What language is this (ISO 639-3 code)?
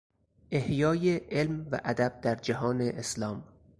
fas